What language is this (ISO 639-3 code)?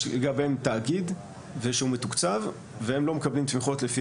heb